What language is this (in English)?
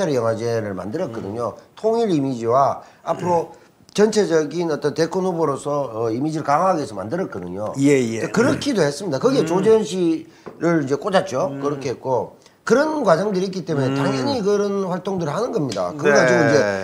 Korean